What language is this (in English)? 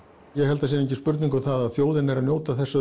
Icelandic